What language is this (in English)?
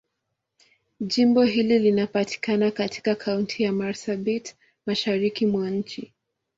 Swahili